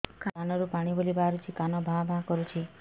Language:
Odia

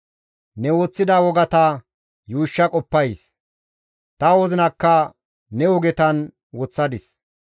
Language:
Gamo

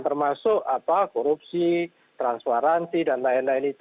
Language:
Indonesian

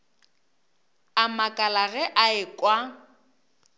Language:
Northern Sotho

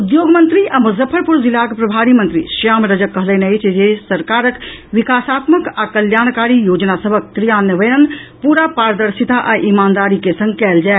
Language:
Maithili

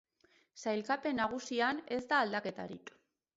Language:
Basque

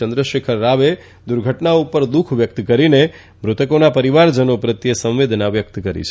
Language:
Gujarati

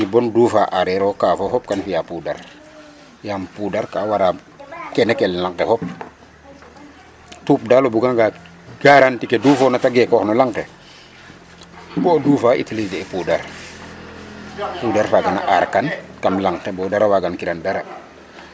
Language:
Serer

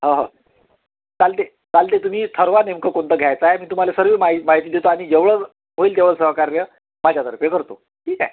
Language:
Marathi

